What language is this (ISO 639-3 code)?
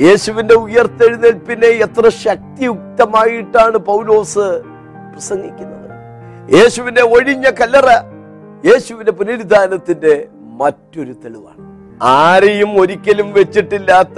mal